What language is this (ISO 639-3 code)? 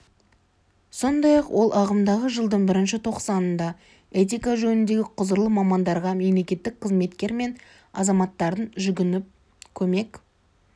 kaz